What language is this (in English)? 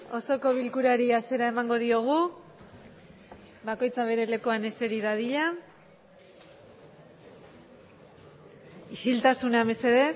Basque